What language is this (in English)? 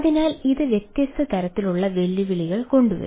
Malayalam